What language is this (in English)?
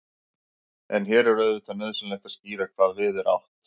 Icelandic